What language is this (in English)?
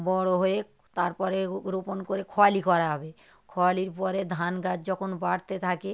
Bangla